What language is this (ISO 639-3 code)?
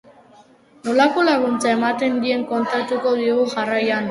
eus